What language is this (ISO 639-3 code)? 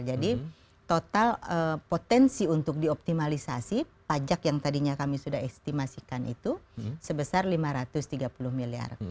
ind